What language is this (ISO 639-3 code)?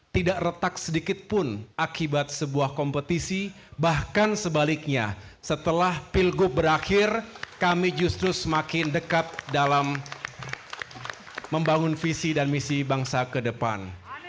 ind